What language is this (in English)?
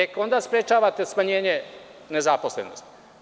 Serbian